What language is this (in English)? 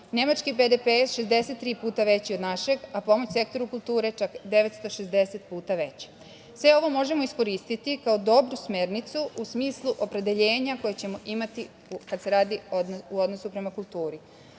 Serbian